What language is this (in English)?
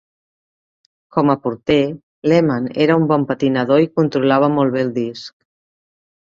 Catalan